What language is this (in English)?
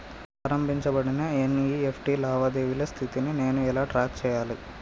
Telugu